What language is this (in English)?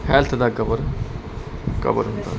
Punjabi